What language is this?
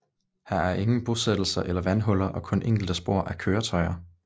Danish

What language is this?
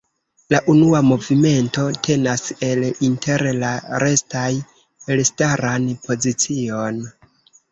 Esperanto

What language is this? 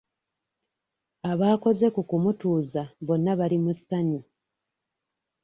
Ganda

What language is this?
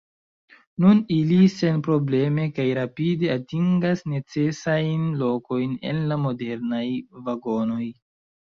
Esperanto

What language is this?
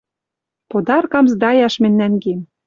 Western Mari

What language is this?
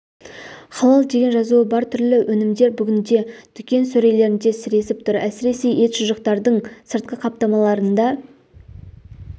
Kazakh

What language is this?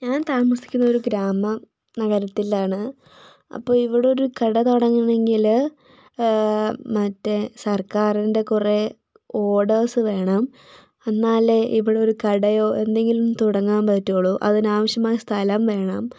Malayalam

